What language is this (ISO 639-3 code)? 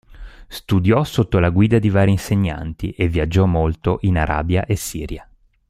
ita